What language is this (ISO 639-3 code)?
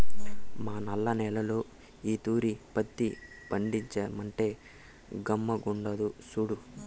tel